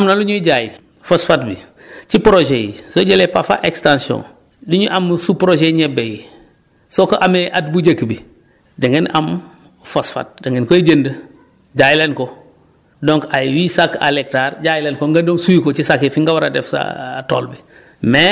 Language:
Wolof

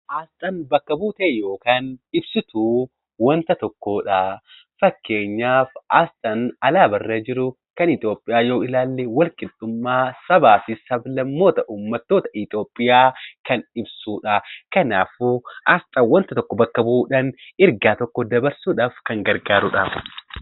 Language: Oromo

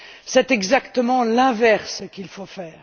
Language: French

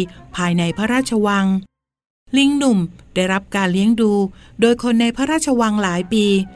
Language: Thai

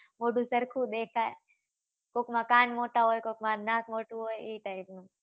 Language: Gujarati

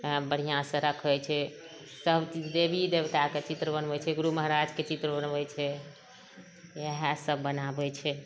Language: Maithili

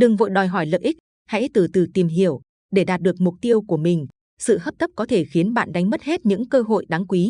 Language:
Vietnamese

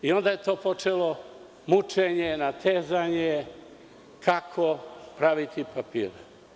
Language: Serbian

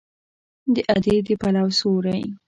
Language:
Pashto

